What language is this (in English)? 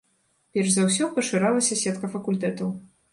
Belarusian